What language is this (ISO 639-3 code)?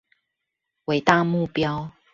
zho